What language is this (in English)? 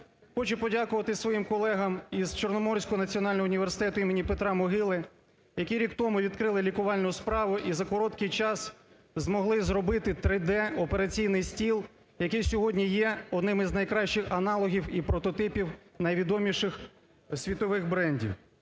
Ukrainian